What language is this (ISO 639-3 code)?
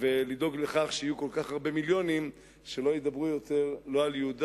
heb